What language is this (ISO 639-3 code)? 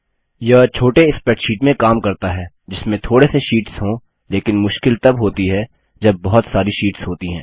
hin